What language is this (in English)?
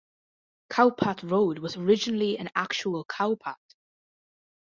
English